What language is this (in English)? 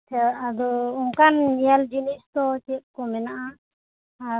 Santali